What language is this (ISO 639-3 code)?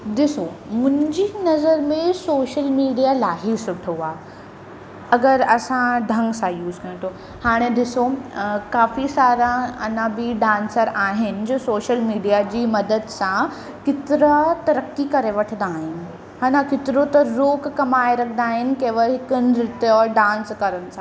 snd